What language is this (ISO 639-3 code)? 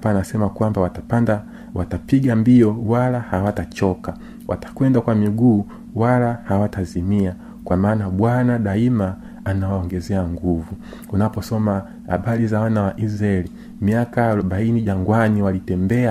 swa